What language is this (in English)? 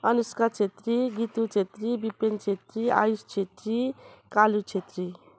Nepali